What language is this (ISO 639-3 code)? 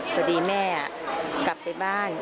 tha